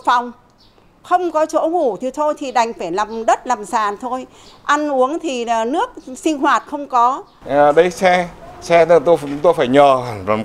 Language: Vietnamese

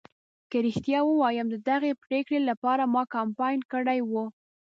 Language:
Pashto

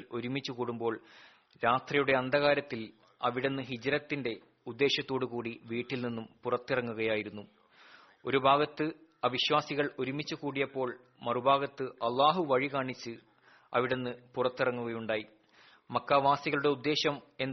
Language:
Malayalam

